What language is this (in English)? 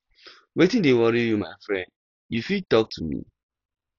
Nigerian Pidgin